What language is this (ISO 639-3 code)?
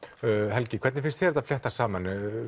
isl